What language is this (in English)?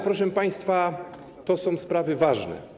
Polish